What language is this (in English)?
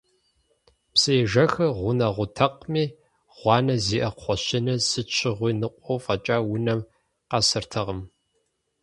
Kabardian